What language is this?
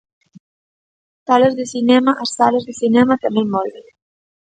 Galician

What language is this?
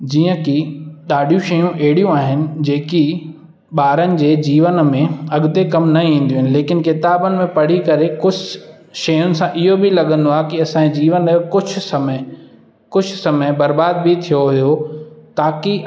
Sindhi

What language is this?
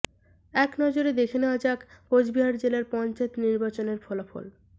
Bangla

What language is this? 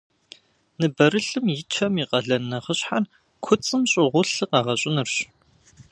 Kabardian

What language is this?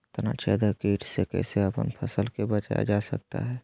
Magahi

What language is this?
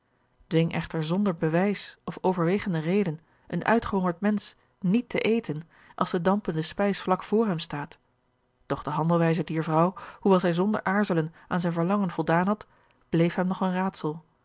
Dutch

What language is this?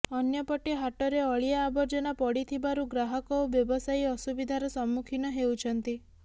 Odia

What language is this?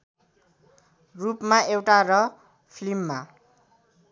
Nepali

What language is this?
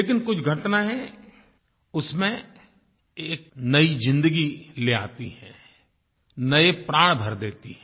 Hindi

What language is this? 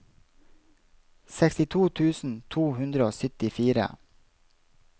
Norwegian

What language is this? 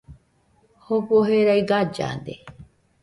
Nüpode Huitoto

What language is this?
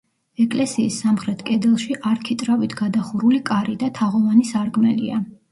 Georgian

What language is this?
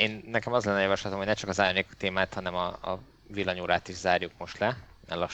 Hungarian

